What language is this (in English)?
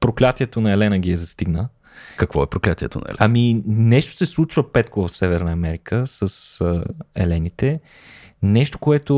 Bulgarian